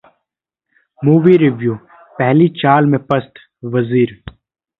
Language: Hindi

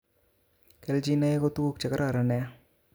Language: Kalenjin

